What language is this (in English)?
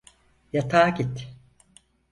Turkish